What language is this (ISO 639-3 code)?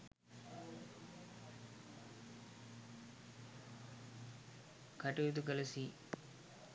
sin